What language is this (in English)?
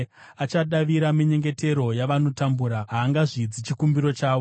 Shona